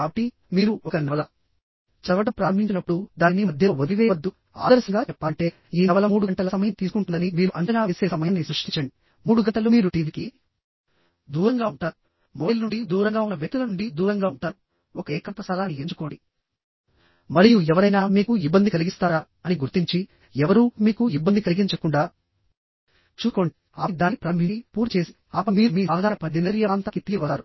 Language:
Telugu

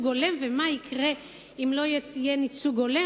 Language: Hebrew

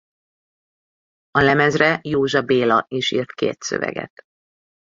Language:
Hungarian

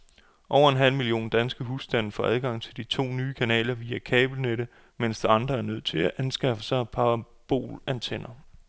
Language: Danish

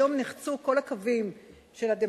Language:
Hebrew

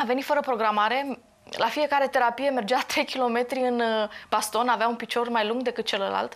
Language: Romanian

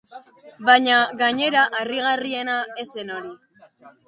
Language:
Basque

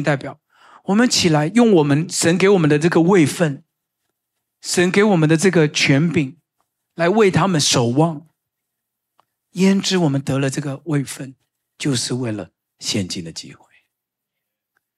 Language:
Chinese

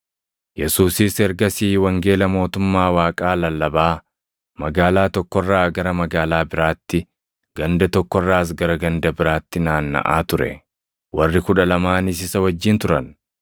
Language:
Oromo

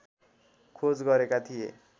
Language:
Nepali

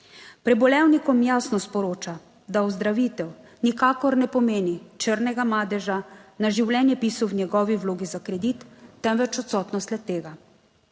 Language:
Slovenian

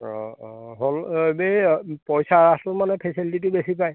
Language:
Assamese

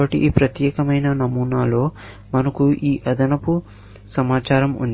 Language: Telugu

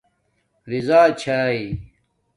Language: Domaaki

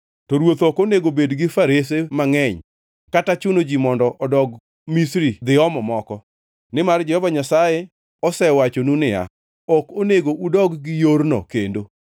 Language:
Luo (Kenya and Tanzania)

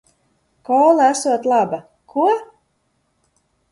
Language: Latvian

